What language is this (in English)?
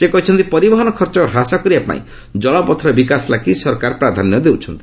Odia